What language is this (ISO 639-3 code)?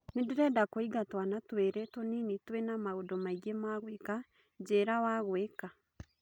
kik